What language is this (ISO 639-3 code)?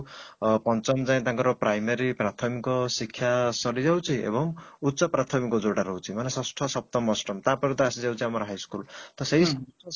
ori